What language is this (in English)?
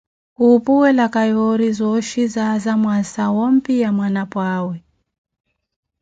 Koti